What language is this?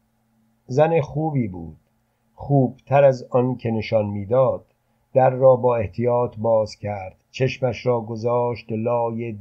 Persian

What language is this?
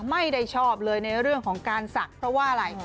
Thai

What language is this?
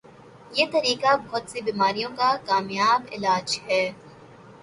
Urdu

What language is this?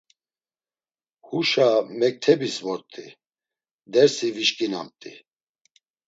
Laz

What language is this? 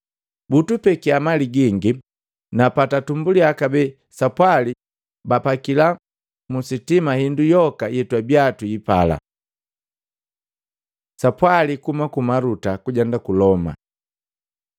Matengo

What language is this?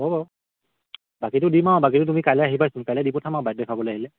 Assamese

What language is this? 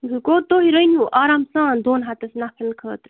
Kashmiri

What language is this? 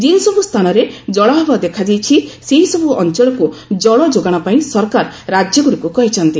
Odia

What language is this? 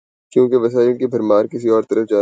Urdu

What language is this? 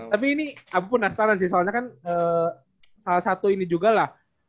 Indonesian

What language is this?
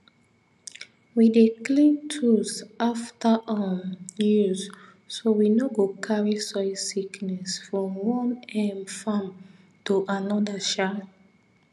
Nigerian Pidgin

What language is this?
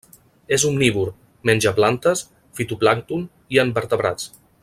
Catalan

